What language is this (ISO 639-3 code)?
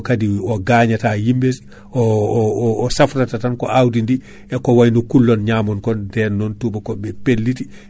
ful